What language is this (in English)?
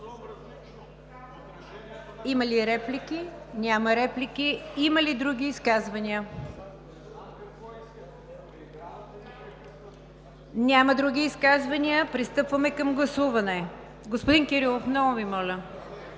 Bulgarian